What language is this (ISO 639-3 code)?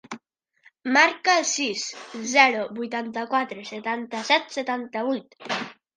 cat